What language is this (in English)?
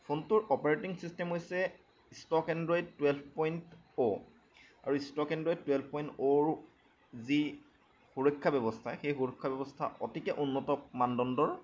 Assamese